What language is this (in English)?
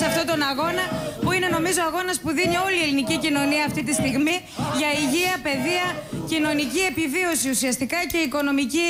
Greek